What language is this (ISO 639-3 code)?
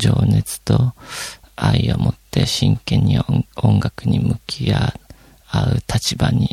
jpn